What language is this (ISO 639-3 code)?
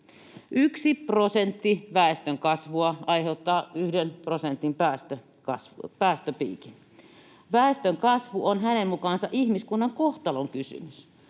fin